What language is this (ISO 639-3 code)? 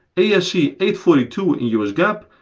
eng